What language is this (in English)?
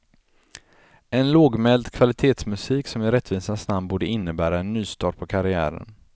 Swedish